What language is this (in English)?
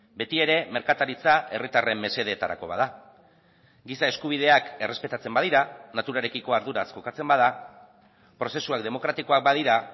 Basque